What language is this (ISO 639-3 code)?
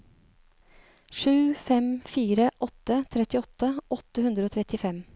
nor